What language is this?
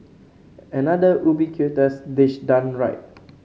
English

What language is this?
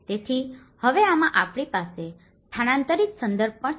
Gujarati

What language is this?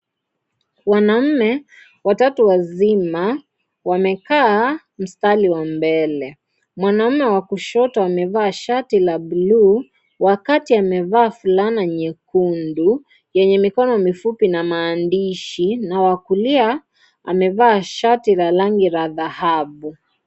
Swahili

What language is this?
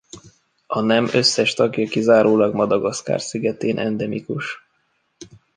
Hungarian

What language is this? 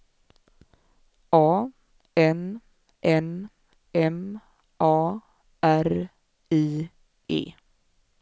Swedish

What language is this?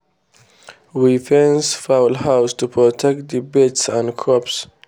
Nigerian Pidgin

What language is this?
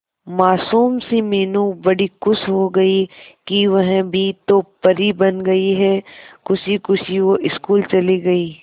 Hindi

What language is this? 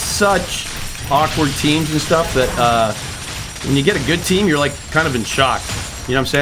English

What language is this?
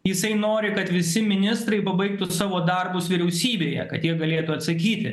Lithuanian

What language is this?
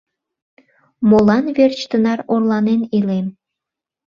Mari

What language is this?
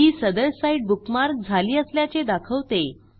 Marathi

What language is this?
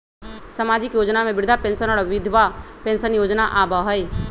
Magahi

